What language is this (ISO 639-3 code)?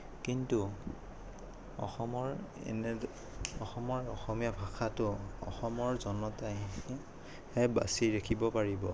asm